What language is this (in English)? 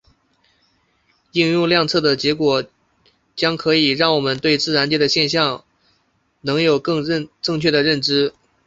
Chinese